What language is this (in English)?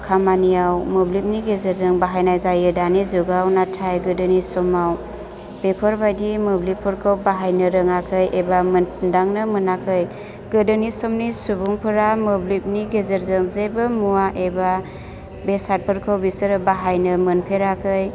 Bodo